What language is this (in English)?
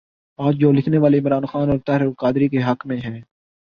Urdu